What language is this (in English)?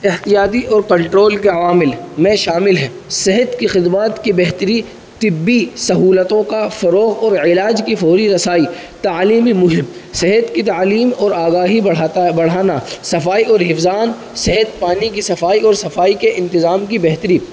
Urdu